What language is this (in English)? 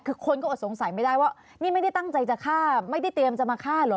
Thai